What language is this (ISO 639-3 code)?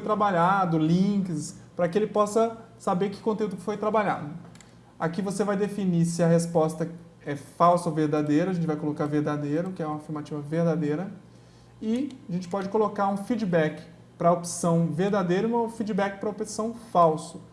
por